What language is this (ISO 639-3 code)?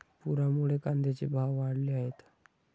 mar